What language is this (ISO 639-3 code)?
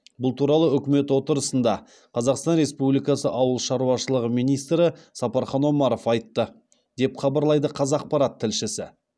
kaz